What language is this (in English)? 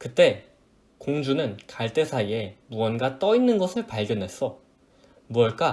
Korean